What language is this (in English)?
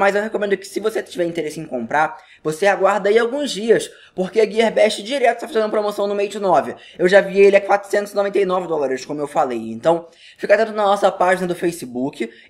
Portuguese